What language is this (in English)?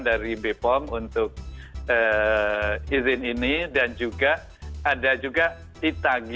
Indonesian